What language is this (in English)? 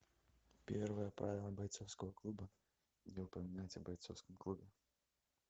Russian